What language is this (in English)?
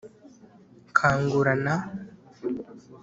Kinyarwanda